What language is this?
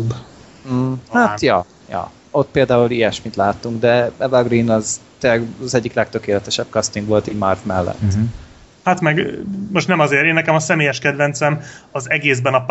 Hungarian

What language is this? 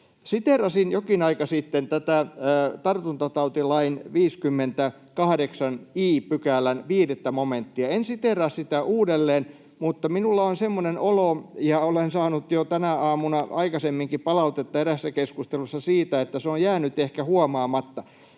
Finnish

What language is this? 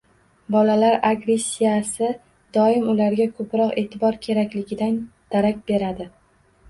Uzbek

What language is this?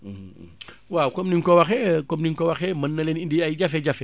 Wolof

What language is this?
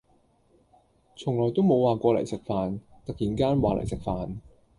Cantonese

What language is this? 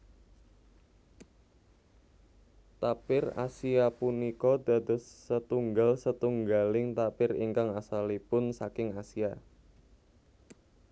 Javanese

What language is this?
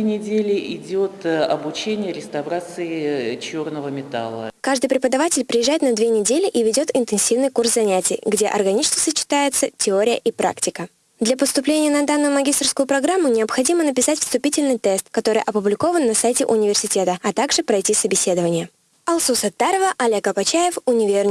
Russian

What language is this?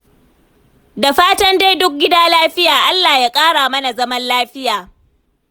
Hausa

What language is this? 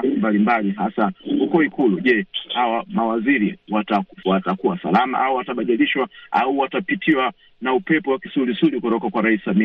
Swahili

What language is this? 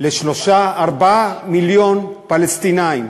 Hebrew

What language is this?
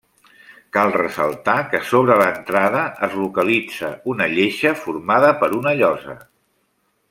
Catalan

